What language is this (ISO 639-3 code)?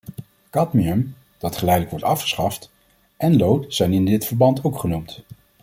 nld